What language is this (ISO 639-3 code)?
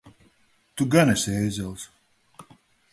lav